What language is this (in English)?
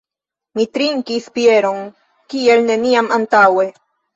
Esperanto